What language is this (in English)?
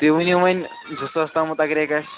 Kashmiri